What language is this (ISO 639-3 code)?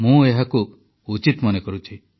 ori